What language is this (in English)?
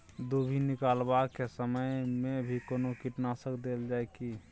Maithili